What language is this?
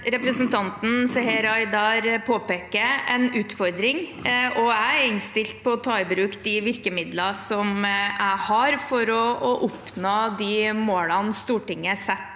Norwegian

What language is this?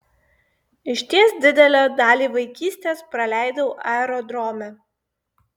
Lithuanian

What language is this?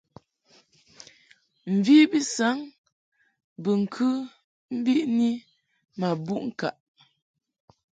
Mungaka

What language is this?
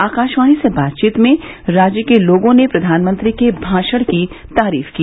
Hindi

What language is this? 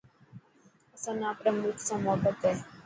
Dhatki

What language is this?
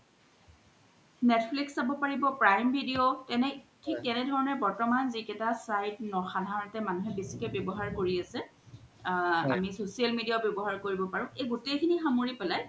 Assamese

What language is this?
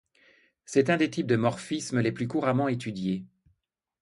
French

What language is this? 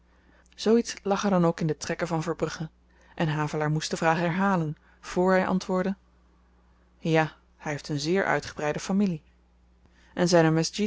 Dutch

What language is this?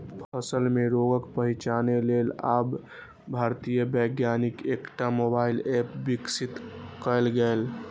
Maithili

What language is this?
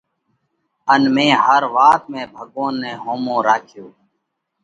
Parkari Koli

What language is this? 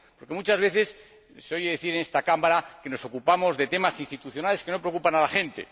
Spanish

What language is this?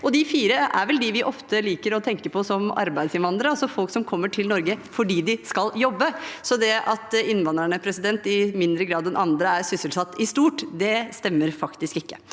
Norwegian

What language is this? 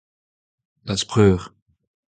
Breton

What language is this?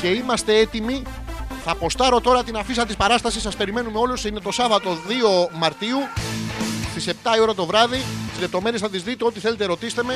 Greek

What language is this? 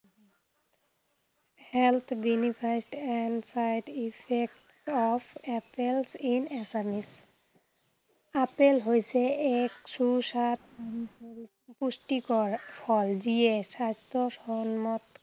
Assamese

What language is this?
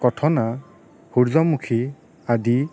Assamese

